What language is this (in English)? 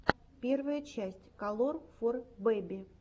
Russian